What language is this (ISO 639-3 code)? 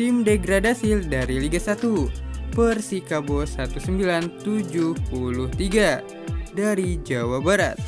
ind